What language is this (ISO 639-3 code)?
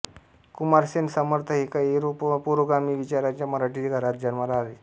mar